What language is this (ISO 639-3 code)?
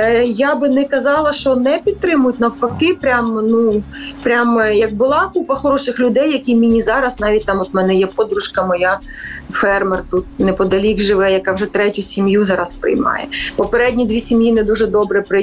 ukr